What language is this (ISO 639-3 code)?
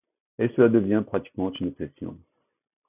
fra